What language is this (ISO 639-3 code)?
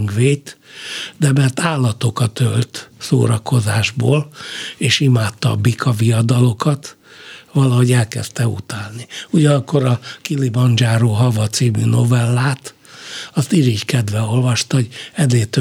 hun